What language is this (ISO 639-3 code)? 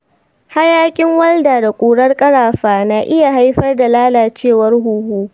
hau